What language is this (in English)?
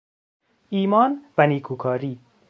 Persian